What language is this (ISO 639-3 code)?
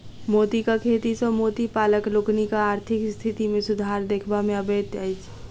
mai